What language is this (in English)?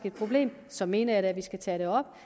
Danish